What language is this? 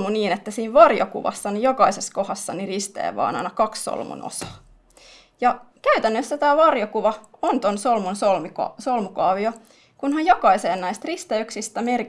Finnish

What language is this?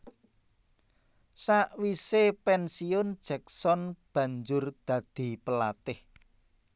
Javanese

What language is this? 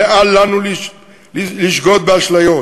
Hebrew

